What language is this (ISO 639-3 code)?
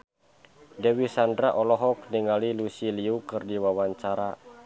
sun